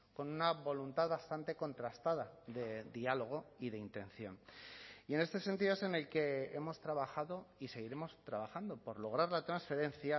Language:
Spanish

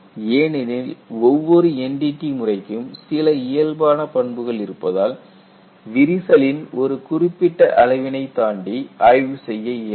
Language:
Tamil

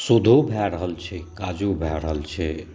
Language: Maithili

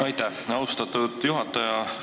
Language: Estonian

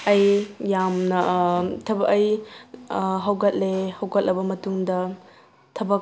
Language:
Manipuri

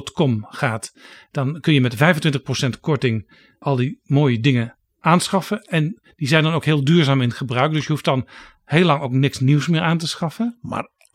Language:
Dutch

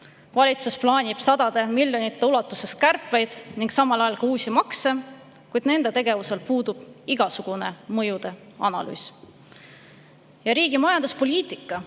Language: Estonian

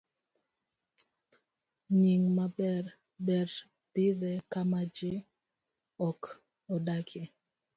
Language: Luo (Kenya and Tanzania)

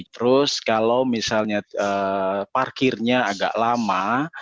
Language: Indonesian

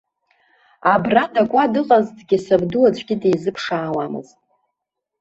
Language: Abkhazian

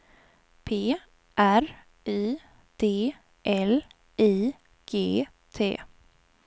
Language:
Swedish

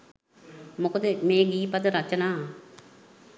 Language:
Sinhala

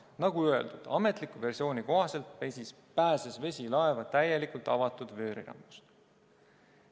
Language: Estonian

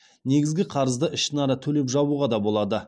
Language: Kazakh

